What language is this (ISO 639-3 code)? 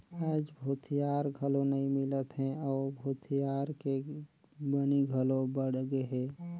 hne